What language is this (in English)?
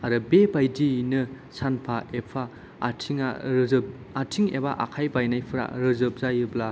Bodo